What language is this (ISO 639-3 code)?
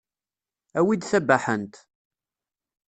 kab